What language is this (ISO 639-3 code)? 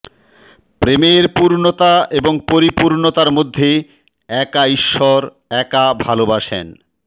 ben